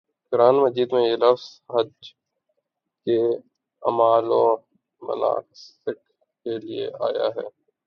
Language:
Urdu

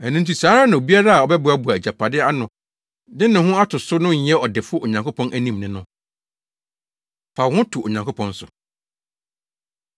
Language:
Akan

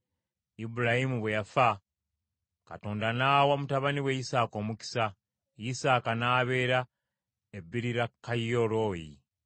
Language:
Ganda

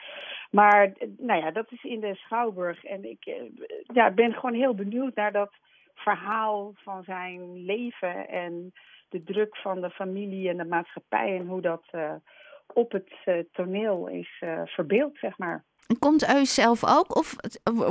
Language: Dutch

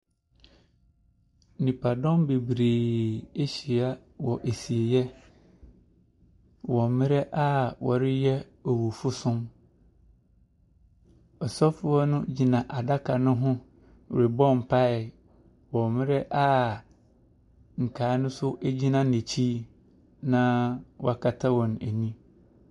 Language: Akan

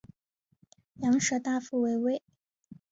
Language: Chinese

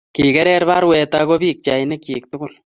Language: Kalenjin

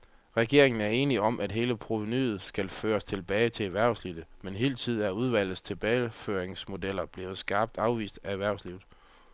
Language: Danish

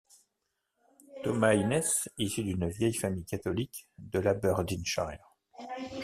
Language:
French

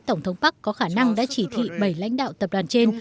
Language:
Vietnamese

